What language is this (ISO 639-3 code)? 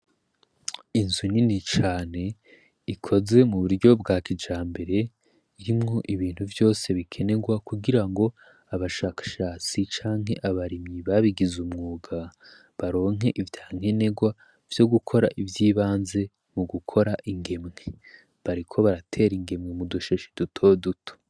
run